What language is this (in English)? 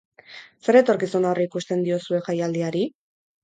Basque